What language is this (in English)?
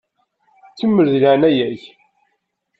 Kabyle